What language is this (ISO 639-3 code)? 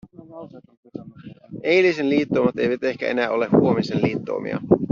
fin